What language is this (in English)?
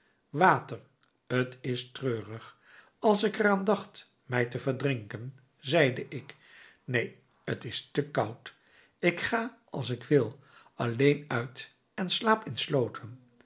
Dutch